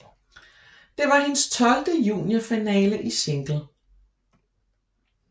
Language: Danish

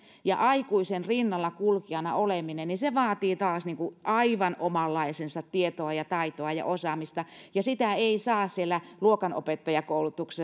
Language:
Finnish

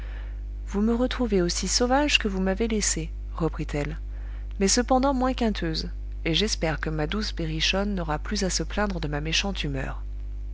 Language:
French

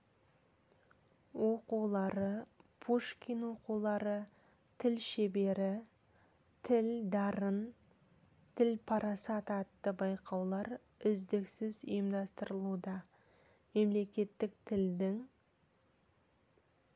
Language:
Kazakh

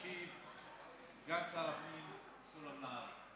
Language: Hebrew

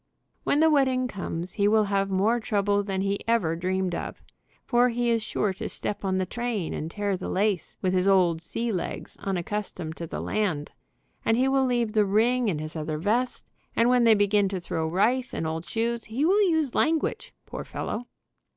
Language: English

